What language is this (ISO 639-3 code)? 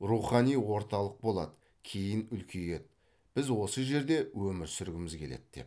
kaz